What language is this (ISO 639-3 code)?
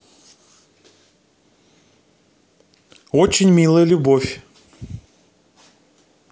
rus